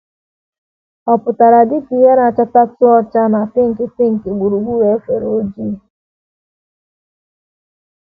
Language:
Igbo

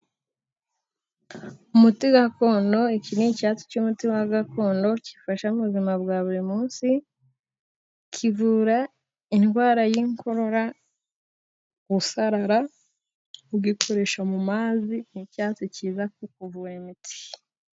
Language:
Kinyarwanda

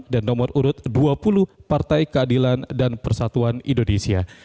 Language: Indonesian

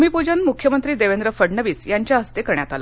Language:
Marathi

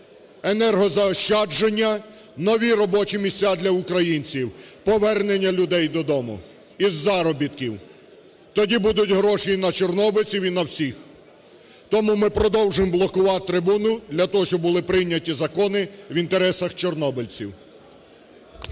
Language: Ukrainian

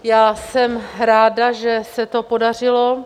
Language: Czech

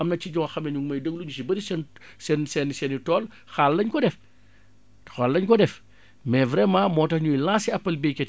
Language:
Wolof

